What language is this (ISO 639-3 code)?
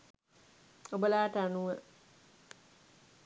sin